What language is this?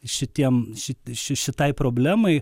Lithuanian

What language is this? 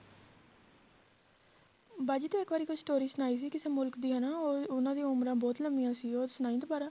Punjabi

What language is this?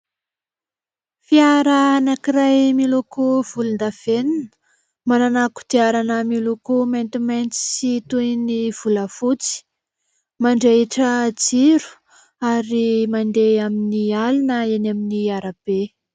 Malagasy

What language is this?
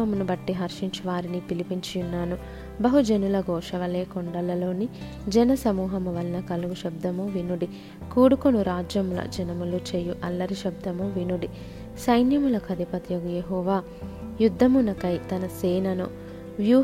Telugu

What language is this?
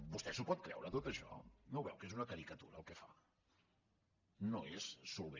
Catalan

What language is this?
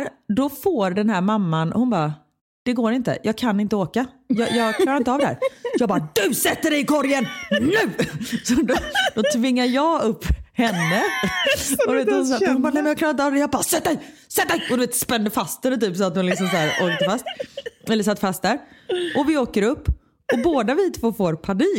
Swedish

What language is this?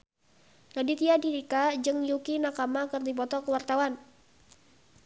Sundanese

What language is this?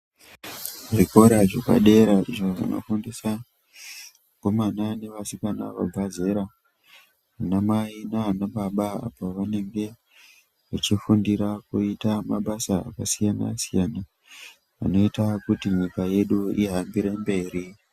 Ndau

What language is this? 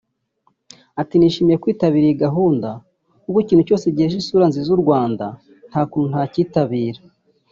Kinyarwanda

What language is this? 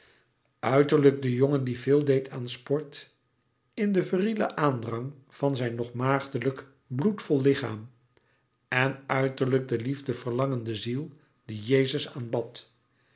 Dutch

